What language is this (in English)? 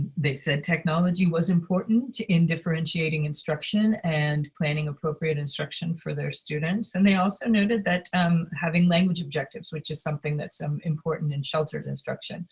English